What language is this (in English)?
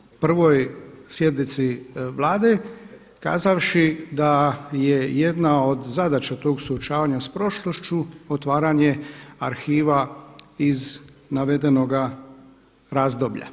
Croatian